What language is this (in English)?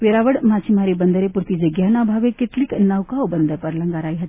Gujarati